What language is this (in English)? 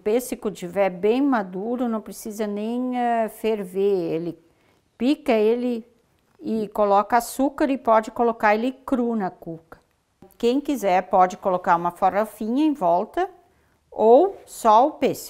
Portuguese